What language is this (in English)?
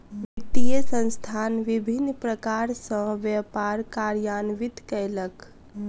Maithili